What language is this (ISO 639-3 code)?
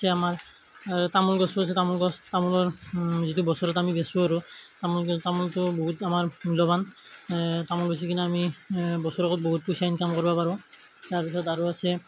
asm